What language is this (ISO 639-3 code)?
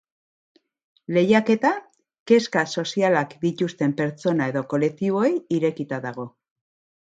eus